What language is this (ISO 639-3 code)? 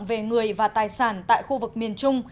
vie